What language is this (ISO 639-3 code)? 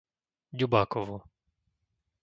slk